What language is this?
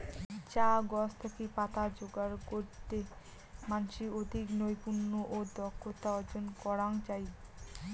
Bangla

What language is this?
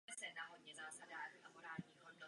Czech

